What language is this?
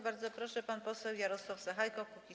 Polish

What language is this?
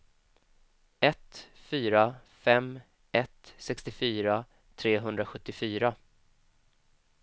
Swedish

